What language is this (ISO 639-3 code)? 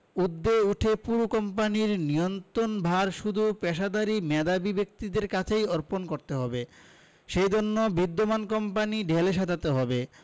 ben